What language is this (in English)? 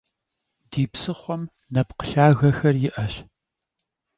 Kabardian